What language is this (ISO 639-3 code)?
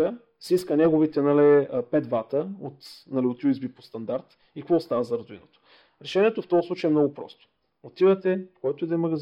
bul